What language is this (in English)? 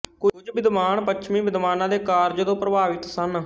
Punjabi